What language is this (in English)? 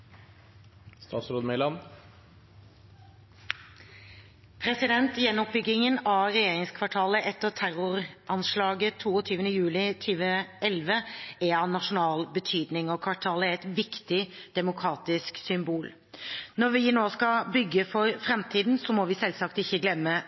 Norwegian Bokmål